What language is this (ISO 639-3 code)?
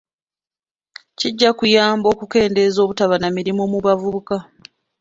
lug